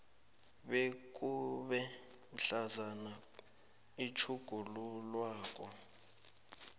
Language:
South Ndebele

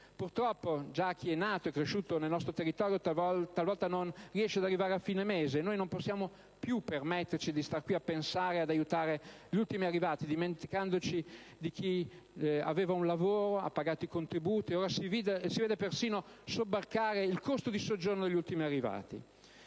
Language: Italian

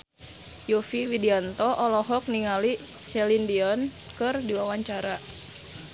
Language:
Sundanese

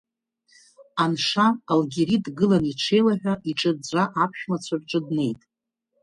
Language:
Abkhazian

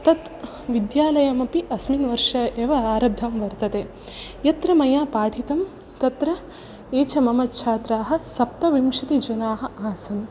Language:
Sanskrit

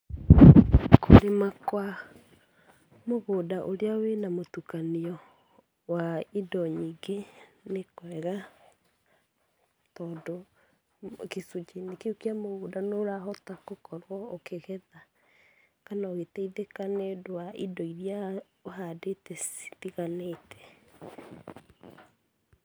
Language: Kikuyu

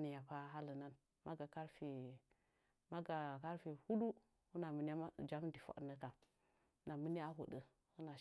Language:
Nzanyi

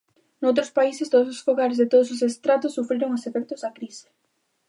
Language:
Galician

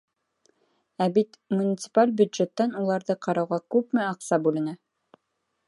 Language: Bashkir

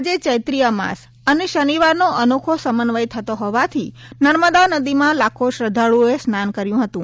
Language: Gujarati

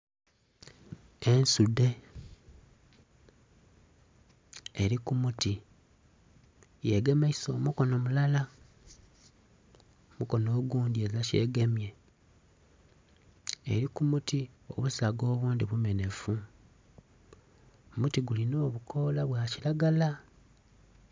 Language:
Soga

